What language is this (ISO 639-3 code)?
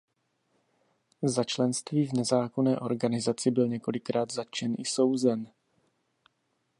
ces